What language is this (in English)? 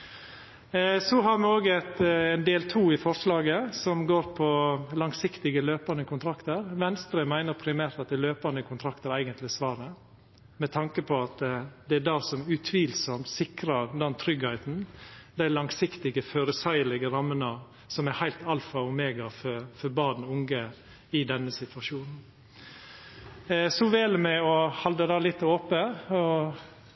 Norwegian Nynorsk